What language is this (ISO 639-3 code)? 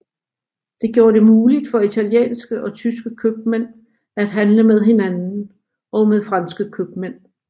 dan